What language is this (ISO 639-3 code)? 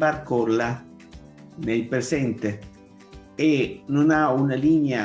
ita